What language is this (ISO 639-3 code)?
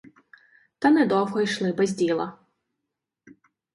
ukr